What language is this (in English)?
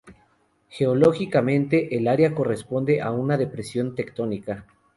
Spanish